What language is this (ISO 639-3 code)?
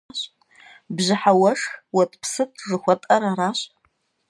kbd